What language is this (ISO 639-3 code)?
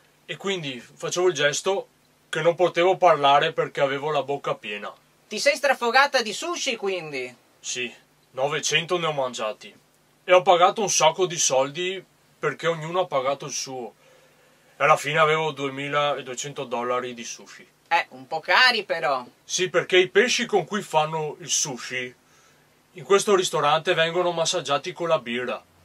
ita